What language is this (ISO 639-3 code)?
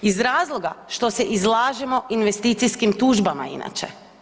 hrv